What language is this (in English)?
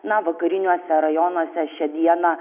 Lithuanian